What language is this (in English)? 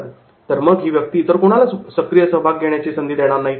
Marathi